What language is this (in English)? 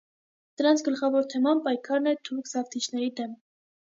Armenian